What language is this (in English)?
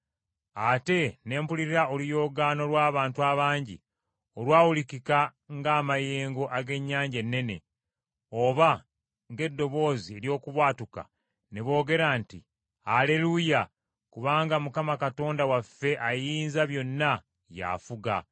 Ganda